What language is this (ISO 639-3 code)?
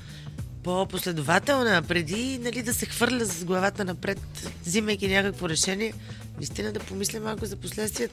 bul